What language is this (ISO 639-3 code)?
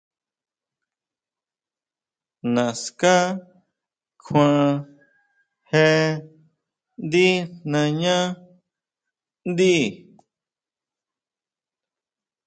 mau